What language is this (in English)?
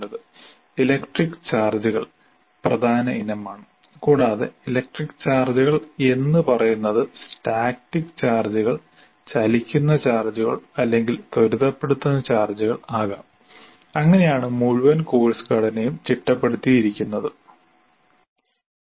Malayalam